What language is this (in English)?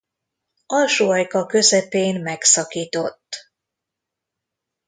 Hungarian